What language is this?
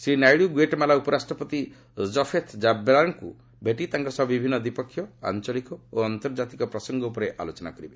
Odia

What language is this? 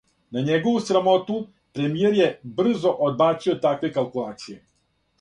Serbian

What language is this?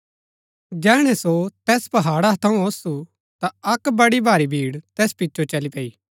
Gaddi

